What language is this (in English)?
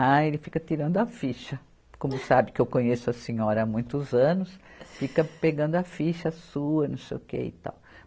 Portuguese